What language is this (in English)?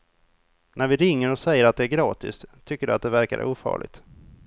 Swedish